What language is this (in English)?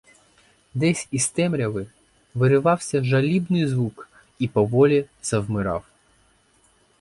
Ukrainian